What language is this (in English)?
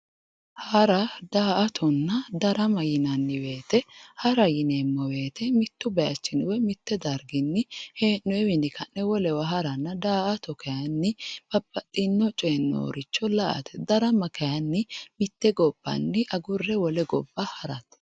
Sidamo